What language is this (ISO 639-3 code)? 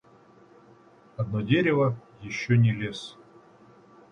rus